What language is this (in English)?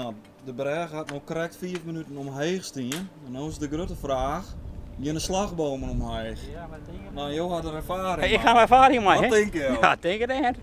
Dutch